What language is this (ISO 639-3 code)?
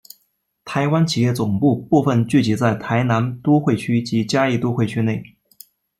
zho